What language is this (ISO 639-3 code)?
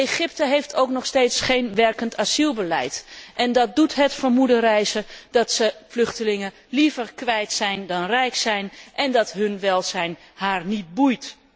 nld